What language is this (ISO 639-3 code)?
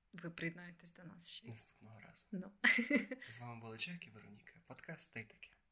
ukr